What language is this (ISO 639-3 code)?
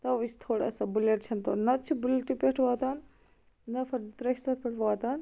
kas